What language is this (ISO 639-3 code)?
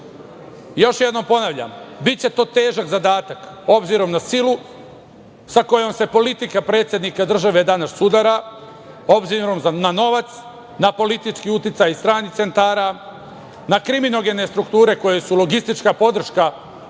srp